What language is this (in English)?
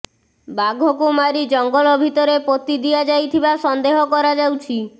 Odia